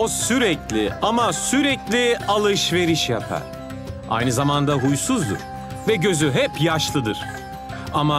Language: Turkish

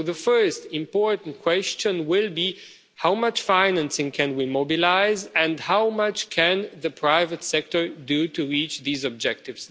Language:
English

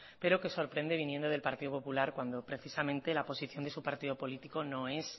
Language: Spanish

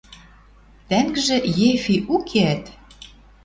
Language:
Western Mari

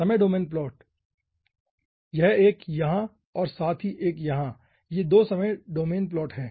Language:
Hindi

